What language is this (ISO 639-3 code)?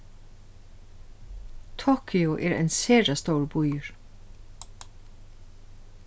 fao